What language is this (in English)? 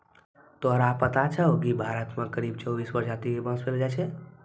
Maithili